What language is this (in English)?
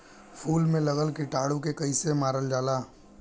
Bhojpuri